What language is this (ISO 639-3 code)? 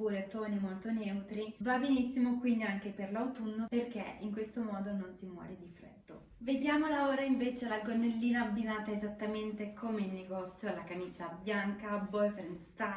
ita